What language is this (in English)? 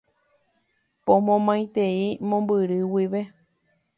Guarani